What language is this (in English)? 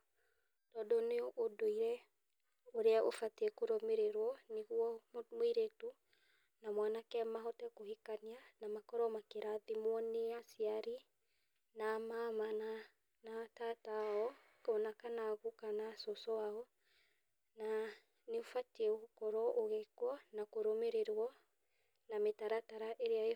Kikuyu